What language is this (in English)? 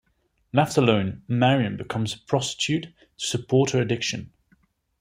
English